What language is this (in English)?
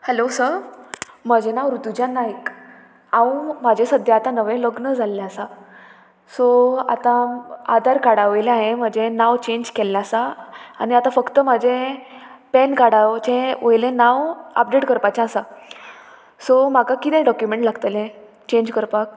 Konkani